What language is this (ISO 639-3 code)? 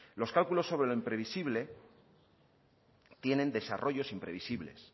spa